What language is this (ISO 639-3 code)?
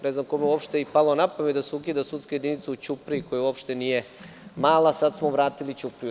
srp